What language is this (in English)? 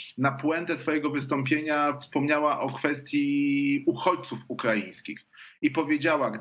Polish